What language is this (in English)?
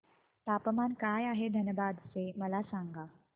Marathi